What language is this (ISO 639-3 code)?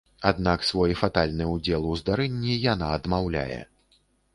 bel